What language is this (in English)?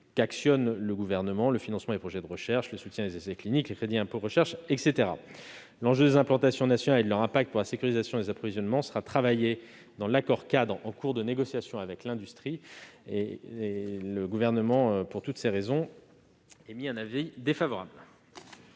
French